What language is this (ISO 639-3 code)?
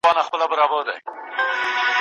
pus